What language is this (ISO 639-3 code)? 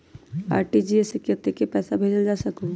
mag